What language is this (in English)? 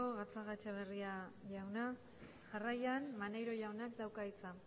Basque